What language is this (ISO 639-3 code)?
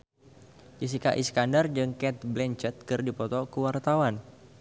sun